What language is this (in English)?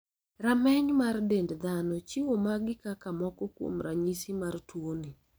Luo (Kenya and Tanzania)